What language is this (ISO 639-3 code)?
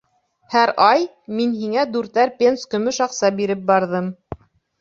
bak